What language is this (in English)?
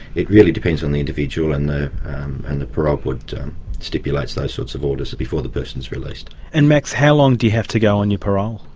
English